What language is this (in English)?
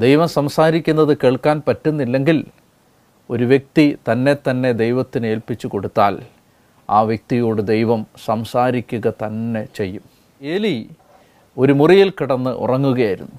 Malayalam